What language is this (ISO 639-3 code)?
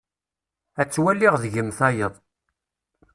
kab